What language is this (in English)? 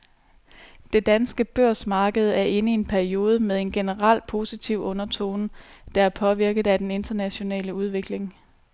Danish